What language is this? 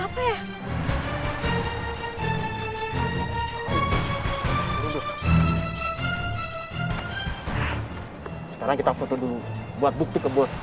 Indonesian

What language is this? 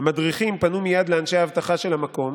Hebrew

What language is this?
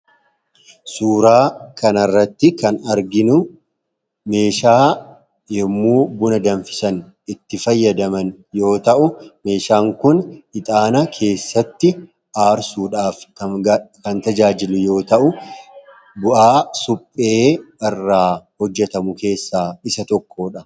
Oromo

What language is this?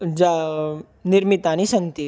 Sanskrit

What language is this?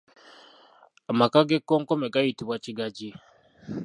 Ganda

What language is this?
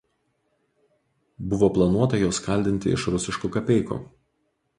Lithuanian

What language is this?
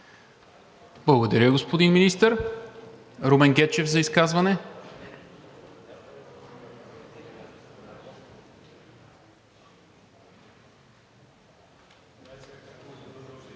Bulgarian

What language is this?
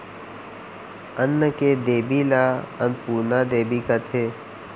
Chhattisgarhi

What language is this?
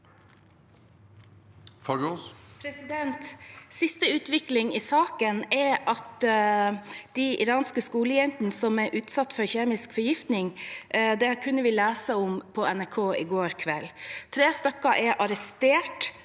Norwegian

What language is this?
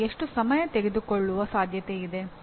Kannada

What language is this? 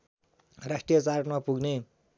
Nepali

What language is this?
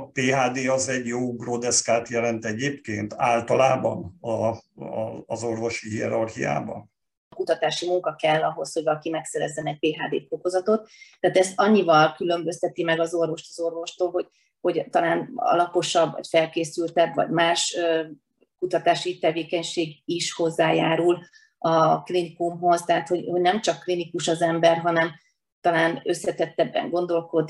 Hungarian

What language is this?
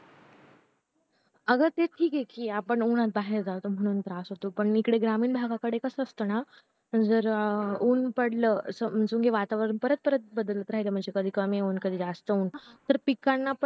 Marathi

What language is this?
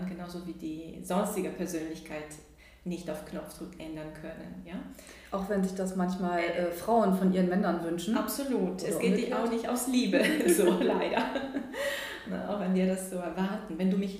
German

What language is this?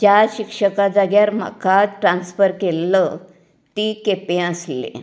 Konkani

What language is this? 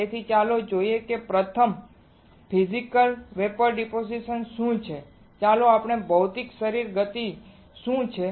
Gujarati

